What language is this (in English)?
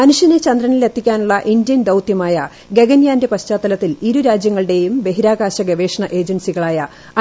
Malayalam